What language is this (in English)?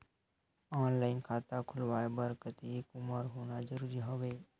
Chhattisgarhi